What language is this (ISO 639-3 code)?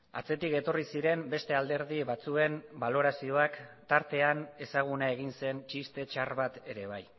eus